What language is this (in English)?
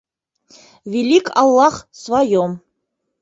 Bashkir